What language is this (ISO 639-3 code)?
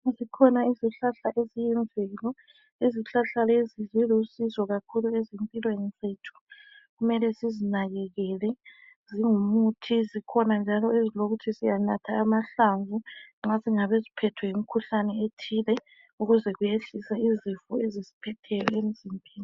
nde